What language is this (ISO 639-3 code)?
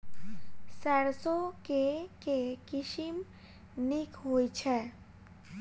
mai